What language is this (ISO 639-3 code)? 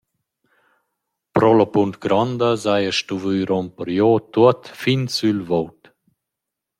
roh